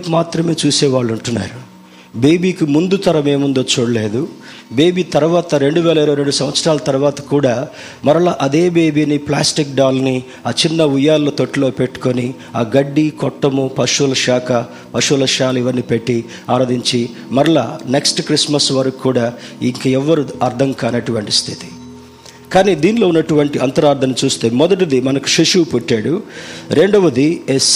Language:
Telugu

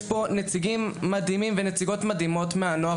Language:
Hebrew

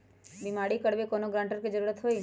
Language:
Magahi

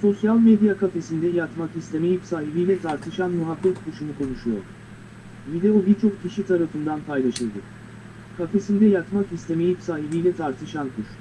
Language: Turkish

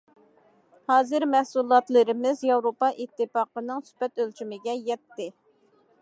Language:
Uyghur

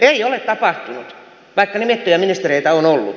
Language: Finnish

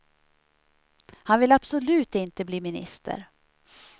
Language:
Swedish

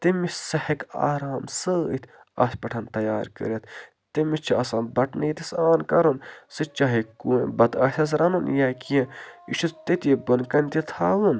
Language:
Kashmiri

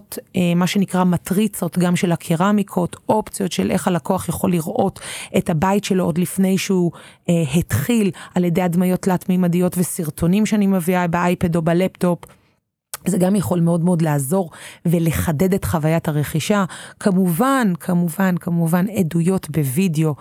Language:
Hebrew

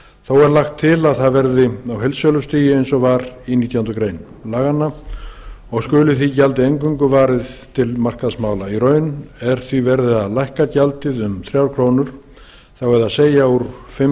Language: Icelandic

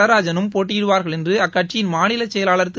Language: Tamil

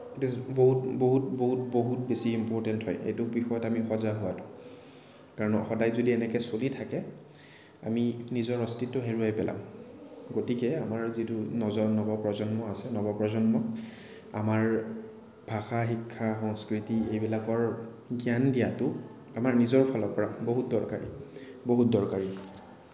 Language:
Assamese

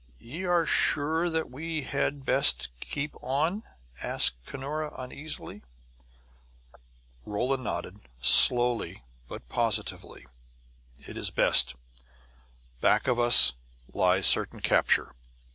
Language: English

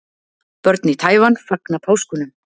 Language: Icelandic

